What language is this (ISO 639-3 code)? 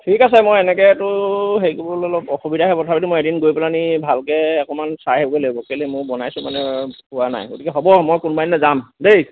asm